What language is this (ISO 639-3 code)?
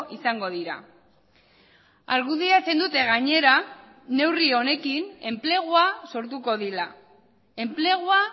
eus